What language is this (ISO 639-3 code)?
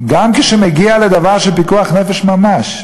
heb